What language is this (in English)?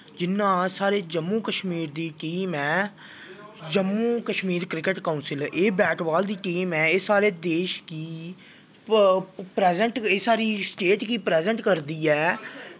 Dogri